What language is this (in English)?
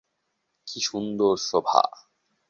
Bangla